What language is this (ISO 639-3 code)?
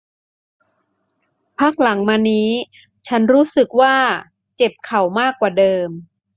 tha